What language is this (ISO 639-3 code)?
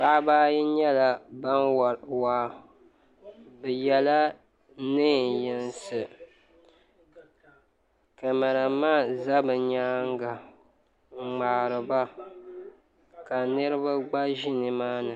dag